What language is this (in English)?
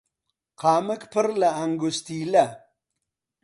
Central Kurdish